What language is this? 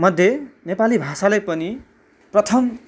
Nepali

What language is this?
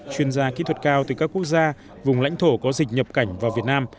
Vietnamese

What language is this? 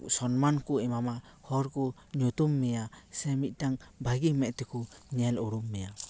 Santali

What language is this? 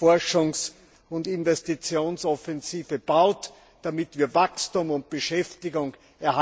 German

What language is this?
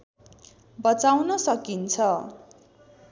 Nepali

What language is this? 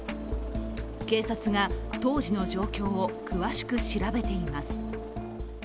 Japanese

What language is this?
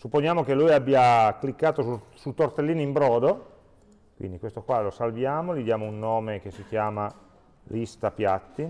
Italian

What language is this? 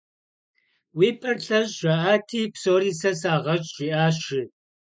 Kabardian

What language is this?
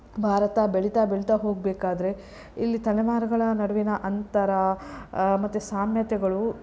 Kannada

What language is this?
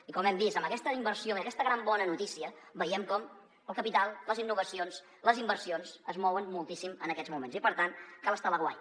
Catalan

